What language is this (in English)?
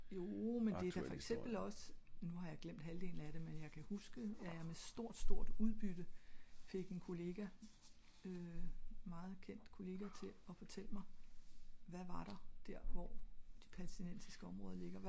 Danish